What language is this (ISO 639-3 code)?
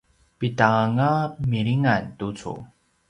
pwn